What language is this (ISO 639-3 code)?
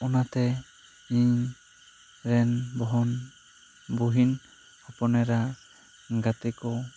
sat